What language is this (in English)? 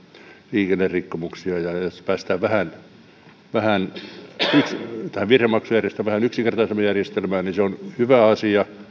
Finnish